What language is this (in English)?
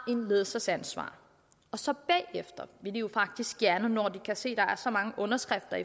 Danish